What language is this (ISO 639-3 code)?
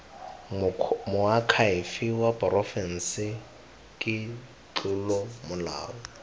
tsn